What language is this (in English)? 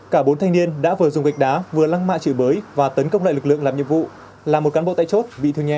Vietnamese